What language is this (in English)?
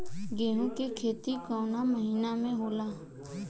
Bhojpuri